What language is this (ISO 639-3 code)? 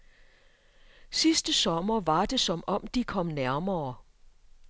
dan